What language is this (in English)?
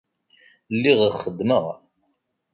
Kabyle